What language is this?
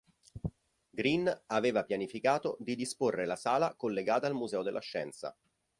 Italian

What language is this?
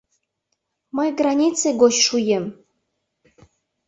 Mari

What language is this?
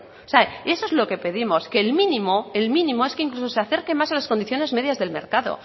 Spanish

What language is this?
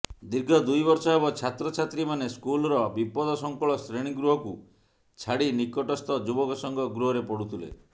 Odia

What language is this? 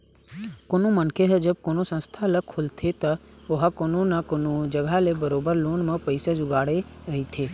Chhattisgarhi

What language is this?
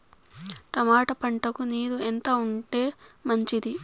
Telugu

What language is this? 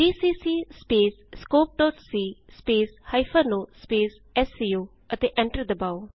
Punjabi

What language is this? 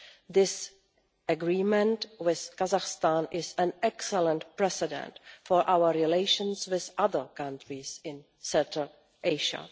English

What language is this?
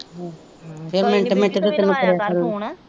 Punjabi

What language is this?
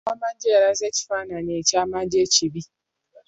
Ganda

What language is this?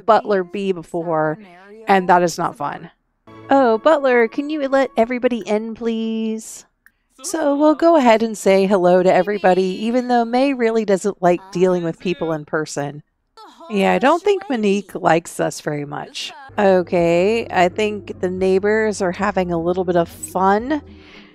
English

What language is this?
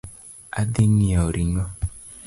Luo (Kenya and Tanzania)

